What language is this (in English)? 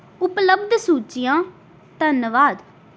Punjabi